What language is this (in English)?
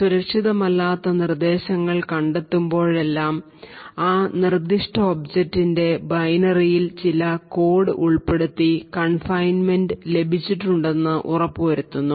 Malayalam